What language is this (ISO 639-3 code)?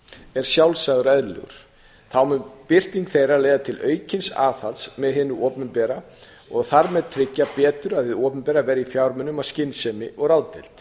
isl